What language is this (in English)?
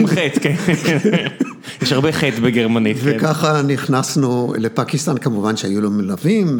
Hebrew